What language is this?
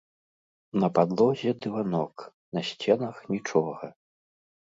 Belarusian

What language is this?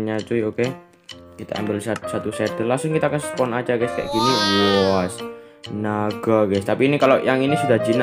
Indonesian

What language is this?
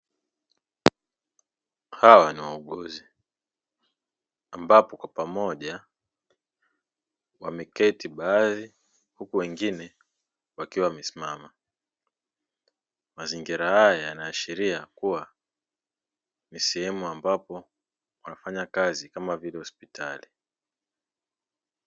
Swahili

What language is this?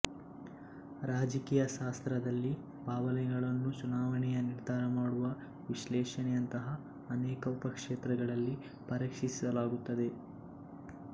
Kannada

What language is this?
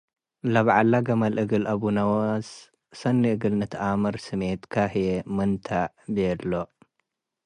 Tigre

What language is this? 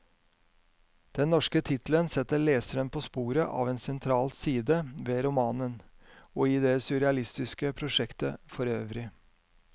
Norwegian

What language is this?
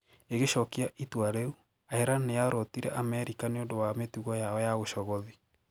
Kikuyu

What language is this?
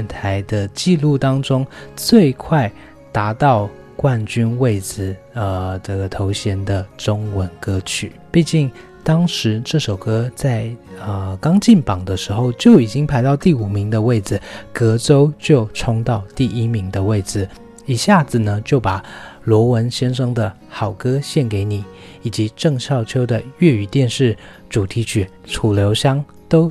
Chinese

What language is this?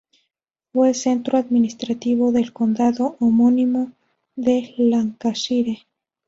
Spanish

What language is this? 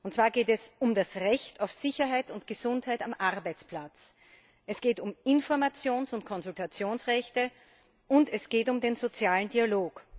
German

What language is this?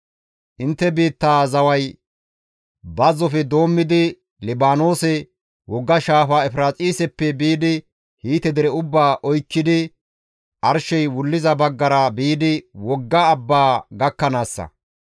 Gamo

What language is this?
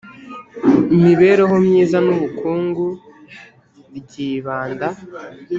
Kinyarwanda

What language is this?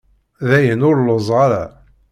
Kabyle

